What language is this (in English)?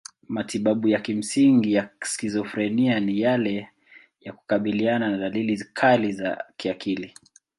Swahili